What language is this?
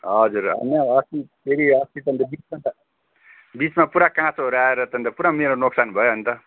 Nepali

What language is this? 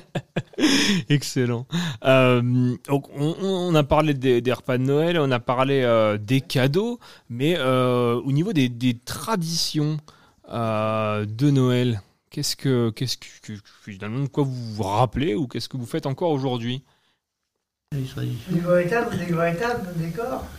French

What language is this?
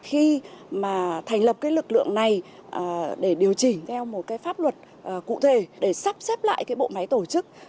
Vietnamese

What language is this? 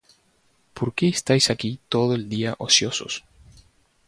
Spanish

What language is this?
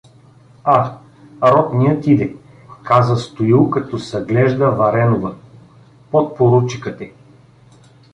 Bulgarian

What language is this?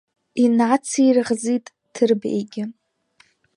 Abkhazian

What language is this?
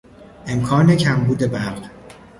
Persian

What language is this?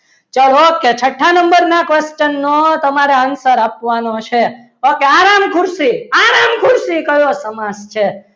Gujarati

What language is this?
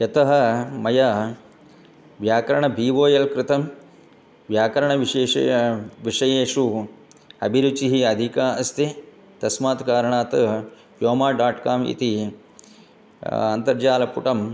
Sanskrit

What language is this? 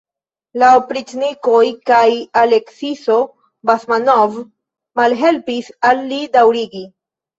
Esperanto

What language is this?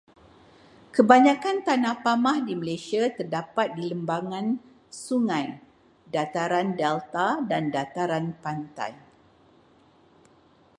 Malay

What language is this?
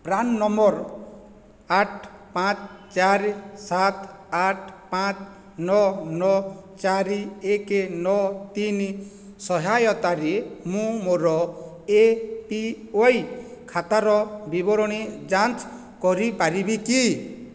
Odia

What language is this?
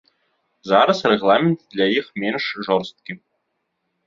Belarusian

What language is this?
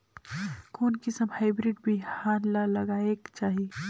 Chhattisgarhi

